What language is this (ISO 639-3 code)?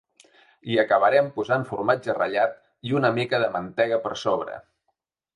cat